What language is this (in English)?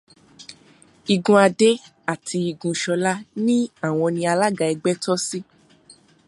Yoruba